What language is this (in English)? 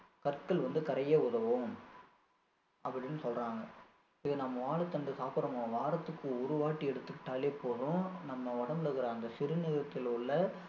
Tamil